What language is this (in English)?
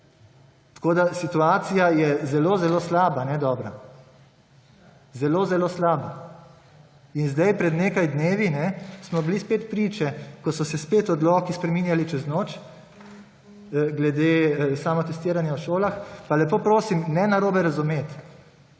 Slovenian